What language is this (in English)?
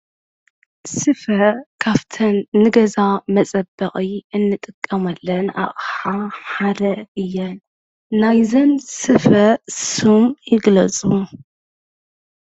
Tigrinya